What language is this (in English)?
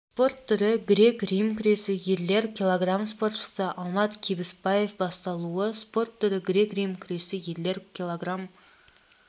Kazakh